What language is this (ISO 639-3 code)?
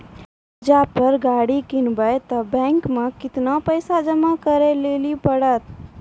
mai